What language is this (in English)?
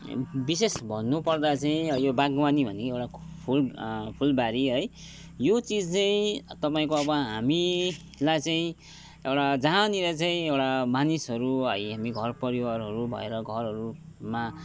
Nepali